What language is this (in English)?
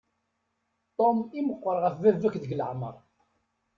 Kabyle